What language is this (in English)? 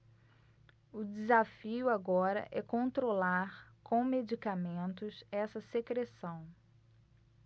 Portuguese